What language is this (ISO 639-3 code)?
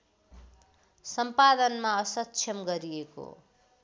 nep